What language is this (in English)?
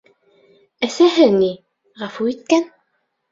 Bashkir